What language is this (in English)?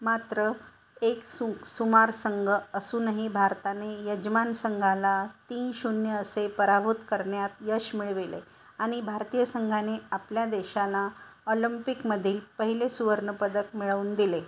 Marathi